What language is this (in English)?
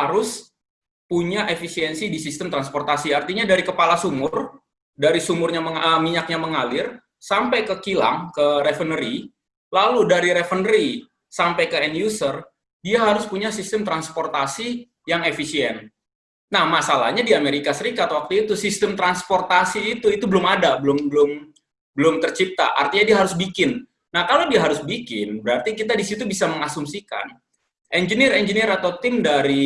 Indonesian